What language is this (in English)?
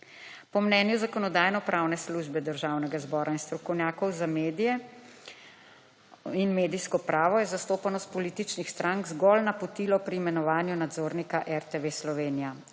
Slovenian